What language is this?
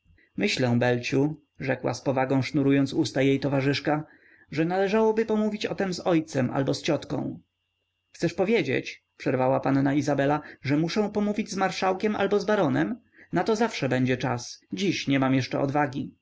Polish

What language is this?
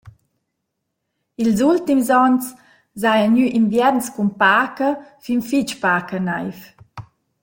Romansh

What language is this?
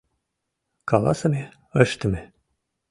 Mari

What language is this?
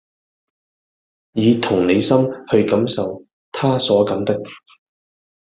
Cantonese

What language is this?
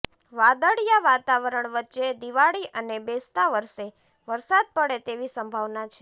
Gujarati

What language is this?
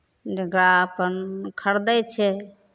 Maithili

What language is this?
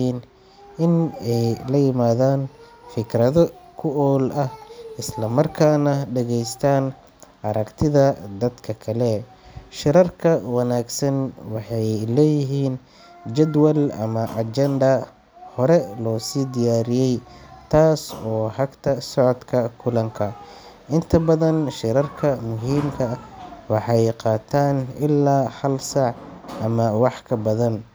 Somali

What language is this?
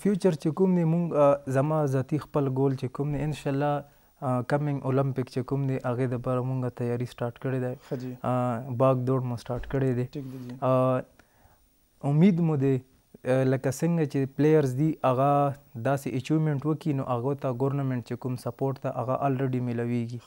Romanian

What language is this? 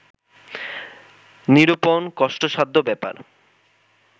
Bangla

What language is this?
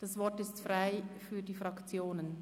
Swiss German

